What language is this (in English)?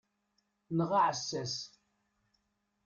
Kabyle